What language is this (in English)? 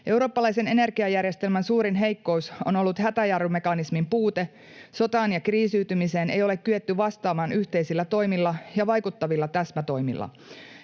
Finnish